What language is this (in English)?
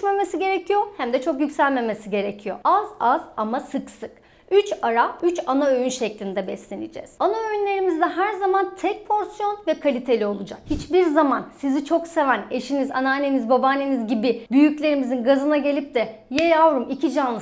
Turkish